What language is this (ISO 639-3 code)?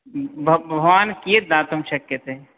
san